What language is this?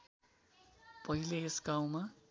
Nepali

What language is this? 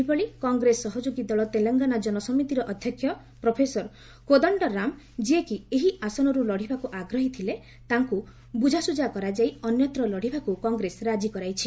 Odia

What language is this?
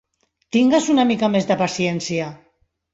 Catalan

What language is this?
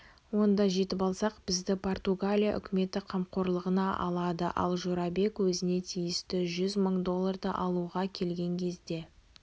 Kazakh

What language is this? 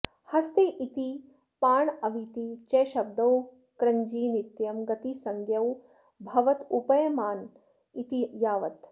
Sanskrit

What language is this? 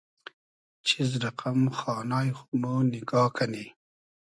Hazaragi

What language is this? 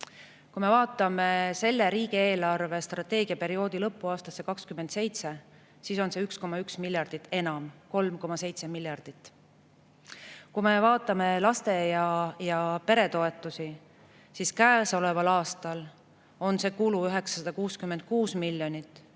Estonian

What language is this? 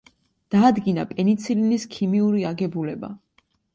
Georgian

